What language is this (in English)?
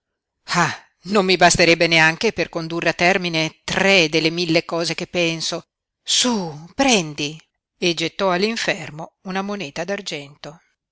Italian